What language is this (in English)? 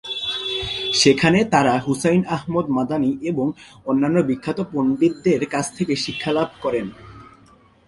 Bangla